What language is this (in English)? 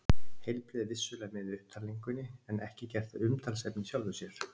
Icelandic